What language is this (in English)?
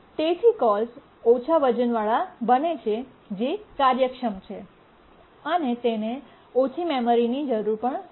Gujarati